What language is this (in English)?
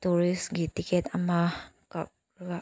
Manipuri